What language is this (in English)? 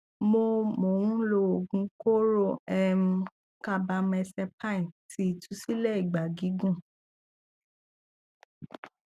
Yoruba